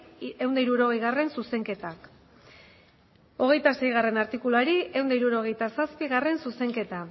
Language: Basque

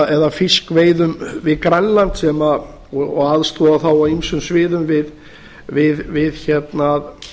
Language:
Icelandic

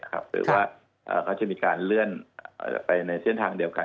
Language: Thai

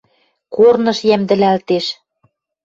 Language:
Western Mari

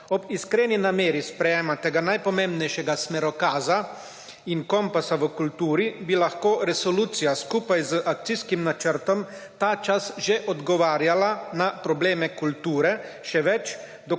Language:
Slovenian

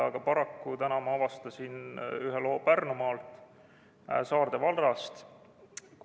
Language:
Estonian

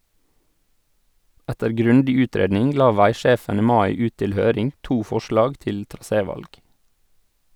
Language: Norwegian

